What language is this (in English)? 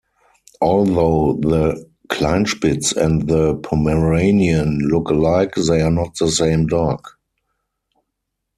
English